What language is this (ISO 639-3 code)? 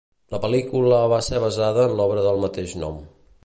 cat